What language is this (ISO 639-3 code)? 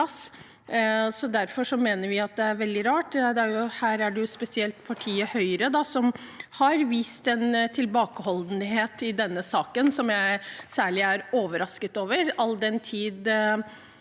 nor